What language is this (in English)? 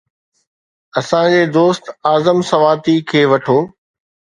Sindhi